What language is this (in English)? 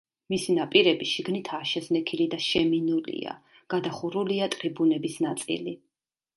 Georgian